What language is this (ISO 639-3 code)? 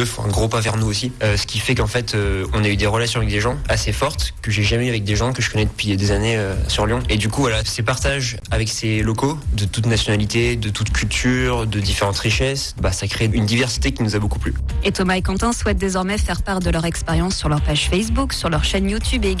fra